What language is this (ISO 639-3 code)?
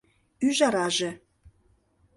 chm